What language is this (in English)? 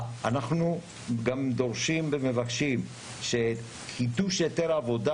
Hebrew